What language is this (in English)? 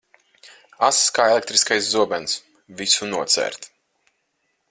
Latvian